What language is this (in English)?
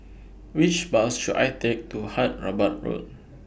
English